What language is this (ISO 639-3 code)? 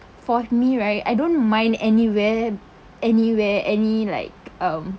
eng